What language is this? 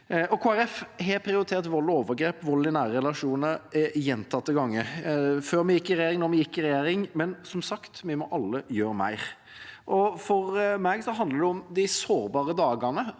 Norwegian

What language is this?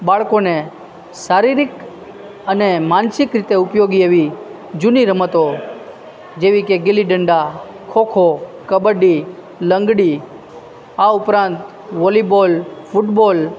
Gujarati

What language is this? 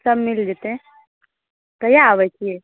Maithili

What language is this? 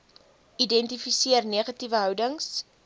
Afrikaans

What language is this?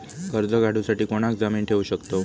Marathi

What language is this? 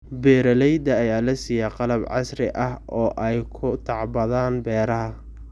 Somali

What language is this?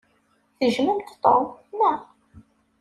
Kabyle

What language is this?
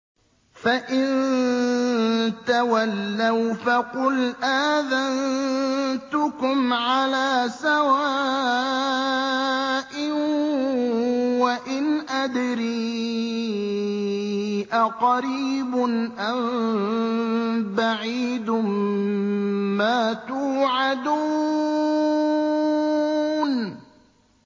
Arabic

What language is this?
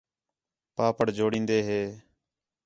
Khetrani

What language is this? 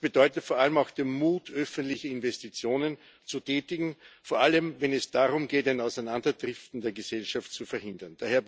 German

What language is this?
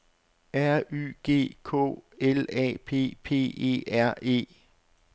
Danish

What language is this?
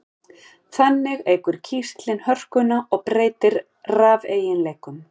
Icelandic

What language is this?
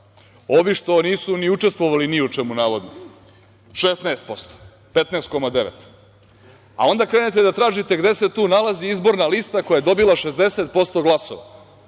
Serbian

